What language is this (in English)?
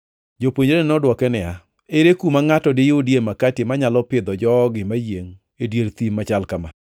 Luo (Kenya and Tanzania)